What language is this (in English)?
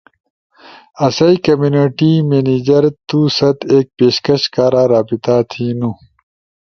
Ushojo